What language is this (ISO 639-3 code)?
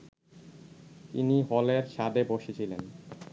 ben